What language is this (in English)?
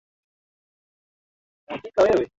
Swahili